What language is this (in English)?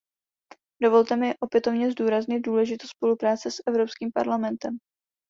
Czech